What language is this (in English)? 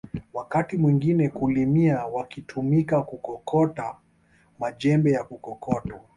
Swahili